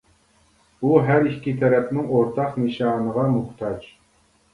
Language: Uyghur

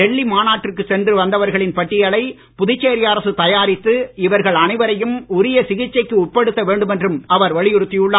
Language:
Tamil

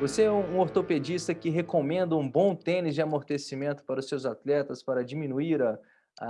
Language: Portuguese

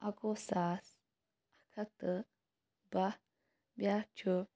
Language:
Kashmiri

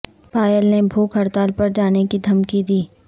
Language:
Urdu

